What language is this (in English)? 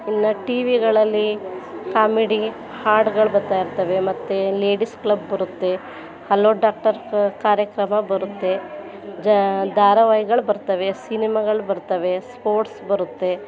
Kannada